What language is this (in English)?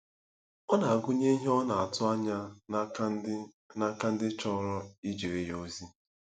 Igbo